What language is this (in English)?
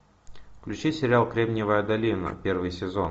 Russian